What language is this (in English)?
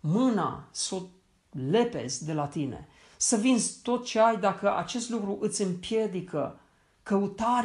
Romanian